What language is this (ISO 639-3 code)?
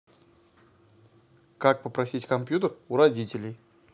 rus